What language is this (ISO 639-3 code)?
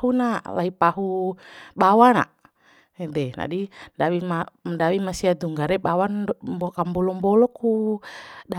bhp